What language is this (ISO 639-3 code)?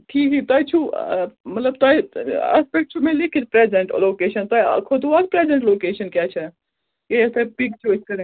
kas